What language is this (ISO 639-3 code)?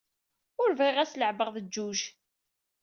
kab